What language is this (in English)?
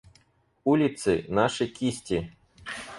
Russian